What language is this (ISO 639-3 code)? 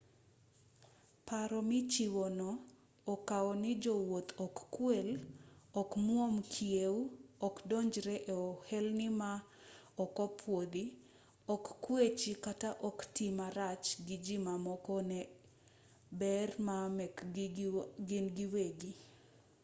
luo